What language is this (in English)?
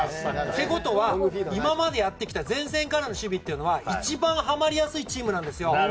Japanese